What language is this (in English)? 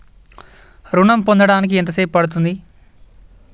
Telugu